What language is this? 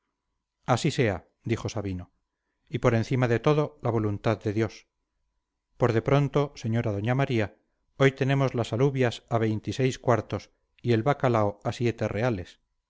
Spanish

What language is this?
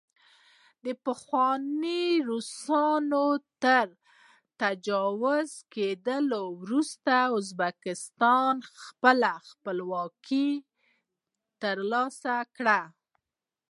Pashto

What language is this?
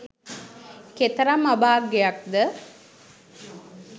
Sinhala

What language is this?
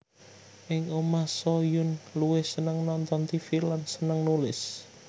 Javanese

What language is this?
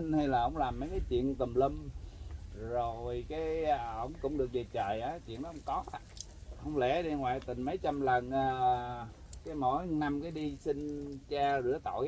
Vietnamese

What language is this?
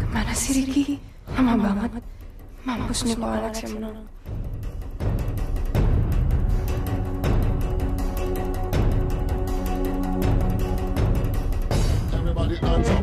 Indonesian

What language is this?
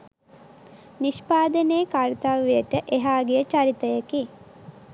Sinhala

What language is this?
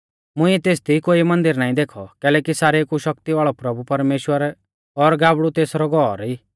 Mahasu Pahari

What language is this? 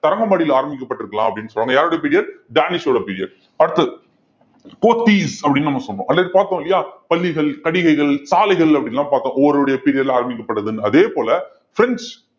Tamil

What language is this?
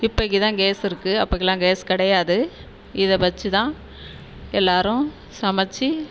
Tamil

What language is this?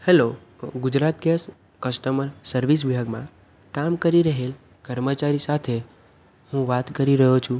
Gujarati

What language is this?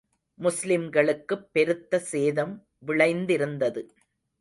Tamil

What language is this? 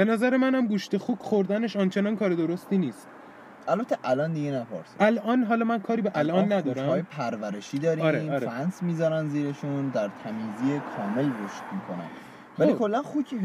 Persian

